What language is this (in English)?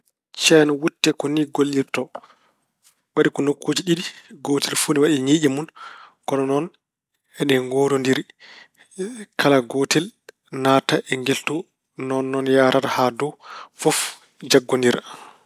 Fula